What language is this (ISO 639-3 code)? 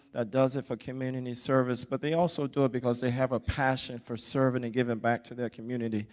eng